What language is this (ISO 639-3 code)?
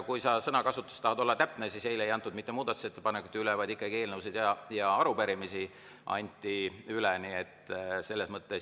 est